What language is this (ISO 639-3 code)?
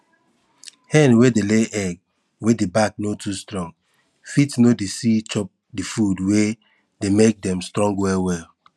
pcm